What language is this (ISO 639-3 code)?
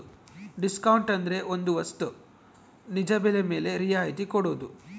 kan